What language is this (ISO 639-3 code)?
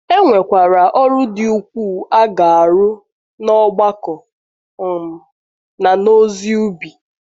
ibo